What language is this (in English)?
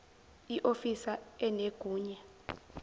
Zulu